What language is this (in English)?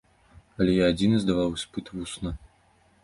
Belarusian